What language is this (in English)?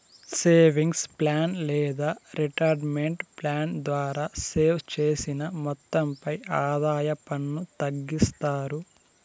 Telugu